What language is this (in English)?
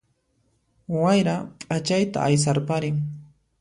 Puno Quechua